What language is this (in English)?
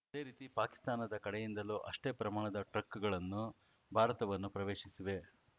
Kannada